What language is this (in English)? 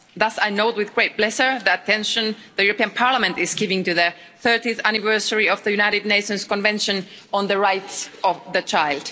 English